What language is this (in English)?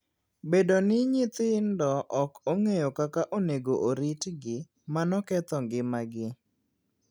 Luo (Kenya and Tanzania)